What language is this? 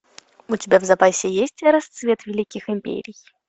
Russian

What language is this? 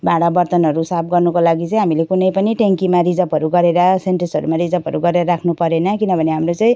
Nepali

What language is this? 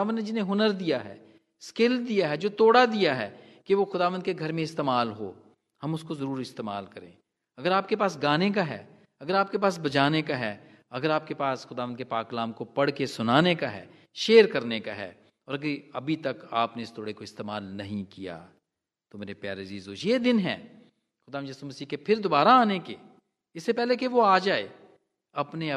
Hindi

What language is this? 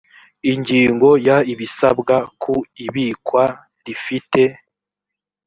Kinyarwanda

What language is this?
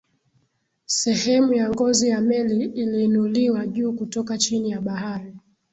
Swahili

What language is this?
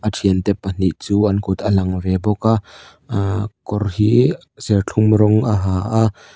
Mizo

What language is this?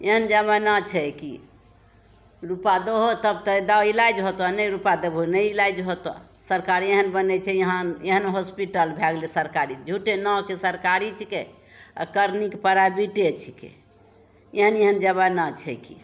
Maithili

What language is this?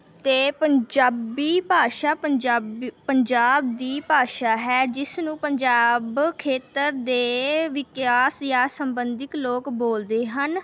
Punjabi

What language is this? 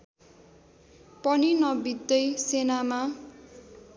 Nepali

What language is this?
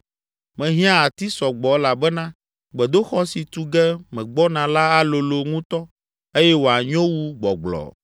Ewe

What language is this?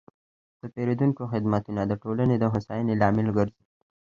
Pashto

